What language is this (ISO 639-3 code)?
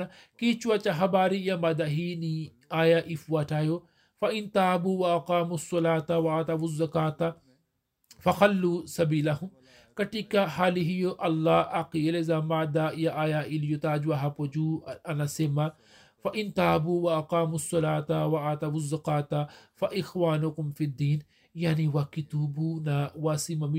swa